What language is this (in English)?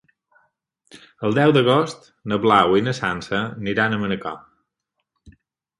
Catalan